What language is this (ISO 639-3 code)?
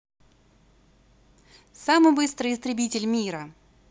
rus